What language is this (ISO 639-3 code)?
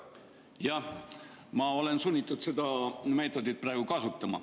est